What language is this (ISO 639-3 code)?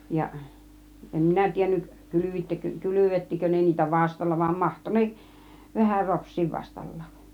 fin